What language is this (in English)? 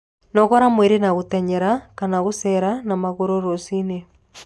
Kikuyu